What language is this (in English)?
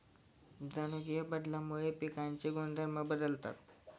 Marathi